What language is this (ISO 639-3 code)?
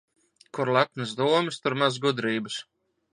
lav